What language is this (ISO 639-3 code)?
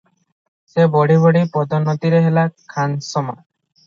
ori